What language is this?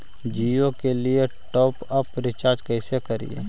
Magahi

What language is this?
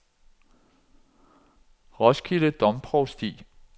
Danish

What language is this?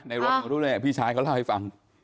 Thai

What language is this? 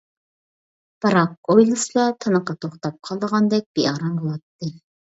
Uyghur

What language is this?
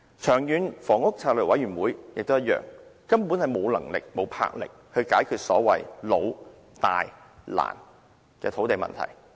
Cantonese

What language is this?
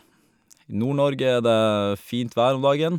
Norwegian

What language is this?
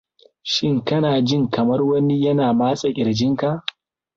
Hausa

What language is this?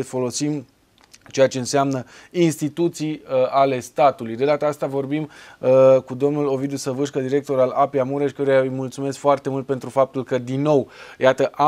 Romanian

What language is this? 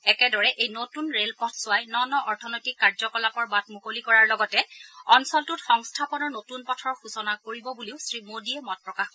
Assamese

